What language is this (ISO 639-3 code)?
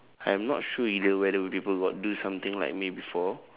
eng